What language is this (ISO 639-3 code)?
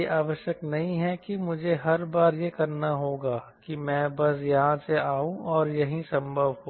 hin